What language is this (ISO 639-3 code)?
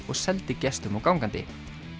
isl